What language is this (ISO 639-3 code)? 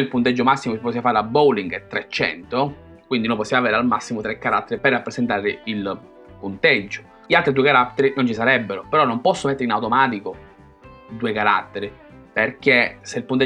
ita